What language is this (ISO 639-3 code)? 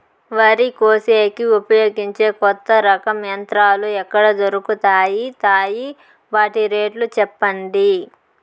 tel